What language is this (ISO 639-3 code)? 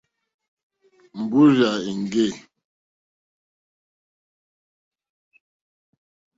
bri